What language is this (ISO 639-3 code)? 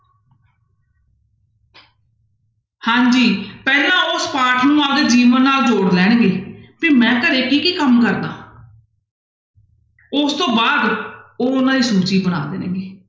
pan